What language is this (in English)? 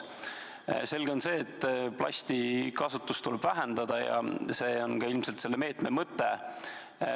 Estonian